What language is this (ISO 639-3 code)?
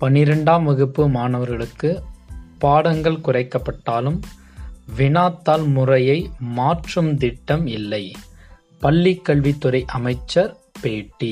tam